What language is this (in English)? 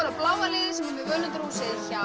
Icelandic